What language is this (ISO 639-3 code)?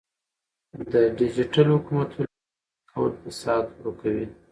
pus